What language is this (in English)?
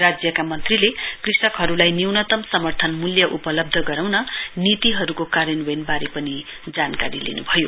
Nepali